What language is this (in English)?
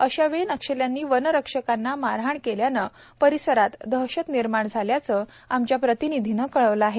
Marathi